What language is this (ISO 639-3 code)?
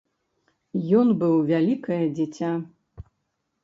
bel